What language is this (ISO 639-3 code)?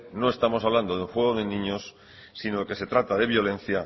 spa